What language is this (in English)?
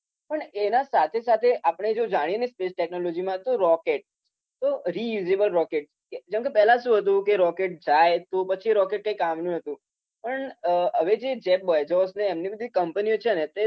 Gujarati